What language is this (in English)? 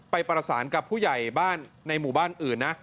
Thai